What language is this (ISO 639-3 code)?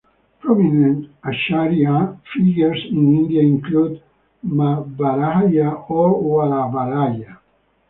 eng